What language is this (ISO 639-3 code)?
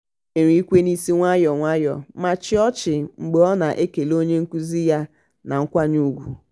ibo